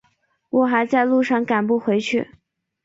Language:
Chinese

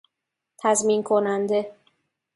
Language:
Persian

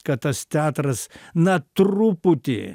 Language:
Lithuanian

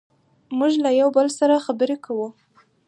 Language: Pashto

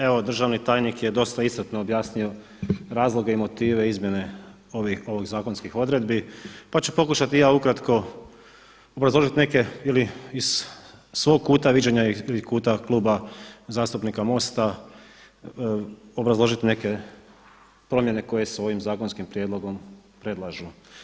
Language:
Croatian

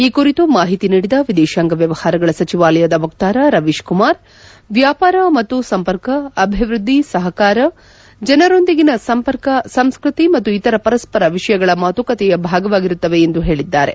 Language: Kannada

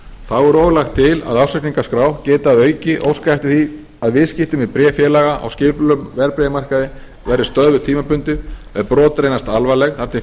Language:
Icelandic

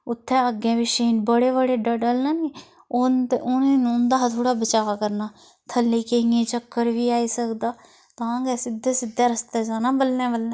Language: Dogri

